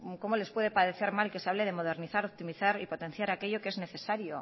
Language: Spanish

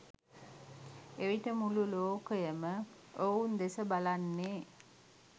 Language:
Sinhala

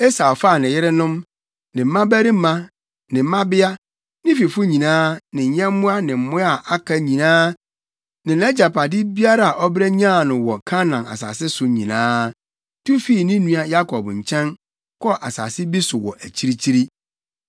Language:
Akan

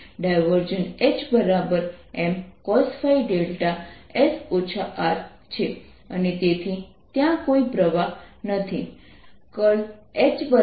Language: Gujarati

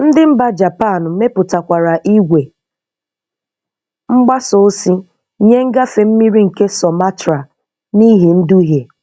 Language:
Igbo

